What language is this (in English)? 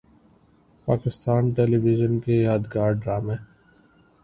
Urdu